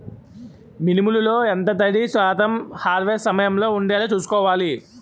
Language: Telugu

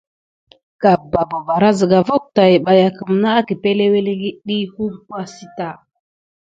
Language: Gidar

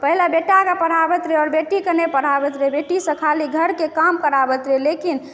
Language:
Maithili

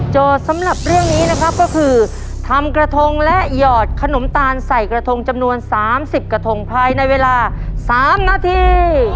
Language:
Thai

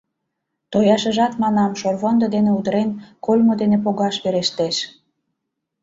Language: Mari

